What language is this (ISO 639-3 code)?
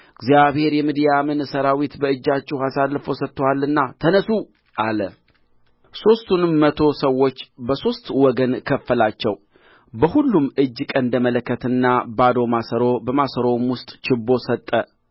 amh